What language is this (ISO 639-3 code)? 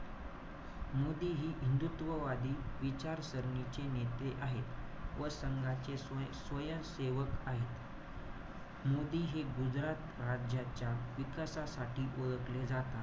mar